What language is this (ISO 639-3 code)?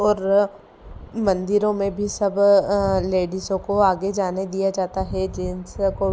hin